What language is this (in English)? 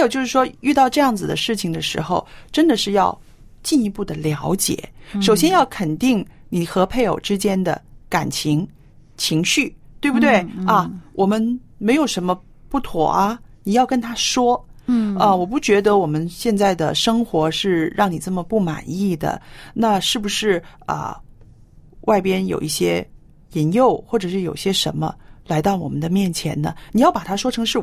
Chinese